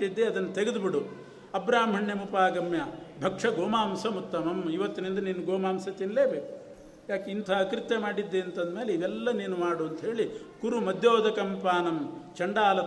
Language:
Kannada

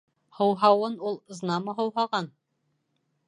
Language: Bashkir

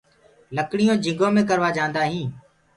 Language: Gurgula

